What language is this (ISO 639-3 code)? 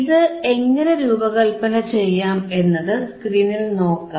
mal